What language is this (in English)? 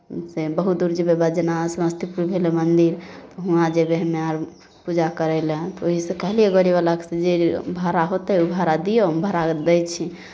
Maithili